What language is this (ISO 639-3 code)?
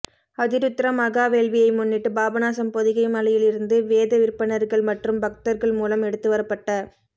tam